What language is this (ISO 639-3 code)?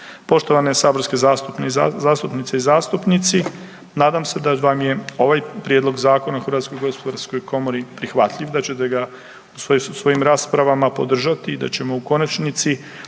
hrv